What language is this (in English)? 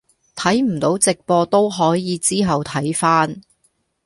Cantonese